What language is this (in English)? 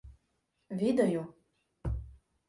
Ukrainian